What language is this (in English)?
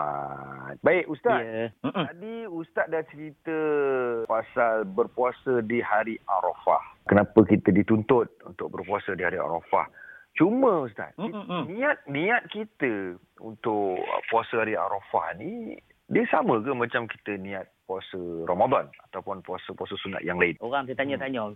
Malay